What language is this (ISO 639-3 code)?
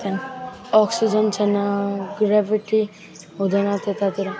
nep